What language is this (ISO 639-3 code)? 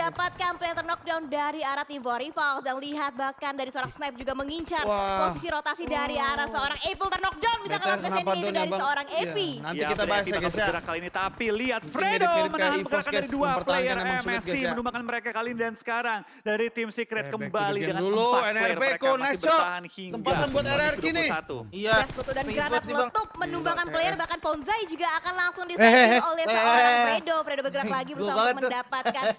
ind